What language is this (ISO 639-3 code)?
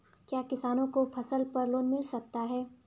hin